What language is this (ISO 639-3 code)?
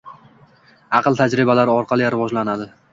uzb